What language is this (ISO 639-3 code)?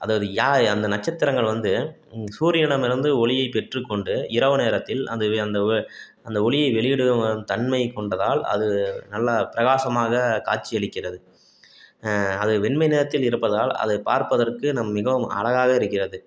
tam